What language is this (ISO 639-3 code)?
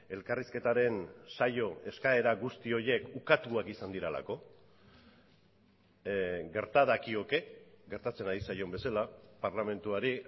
eus